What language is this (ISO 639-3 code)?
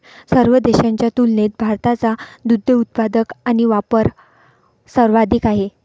mar